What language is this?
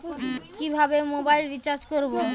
Bangla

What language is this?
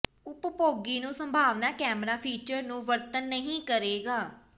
Punjabi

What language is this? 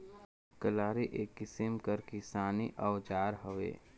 Chhattisgarhi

